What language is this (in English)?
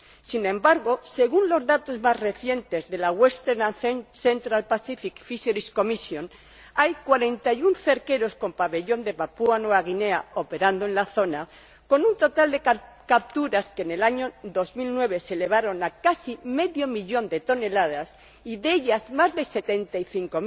Spanish